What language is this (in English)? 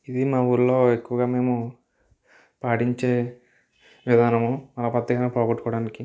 Telugu